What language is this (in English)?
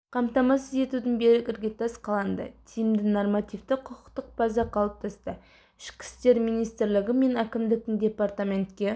Kazakh